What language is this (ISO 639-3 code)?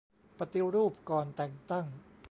tha